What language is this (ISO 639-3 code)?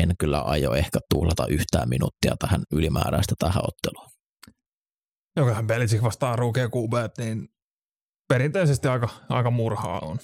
fin